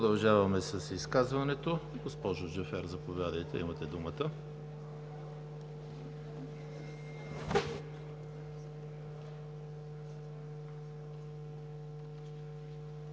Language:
Bulgarian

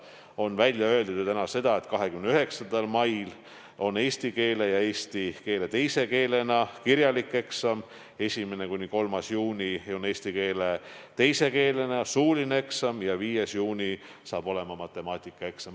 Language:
Estonian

